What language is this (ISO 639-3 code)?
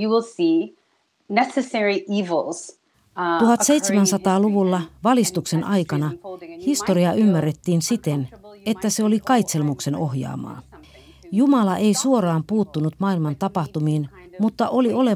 fin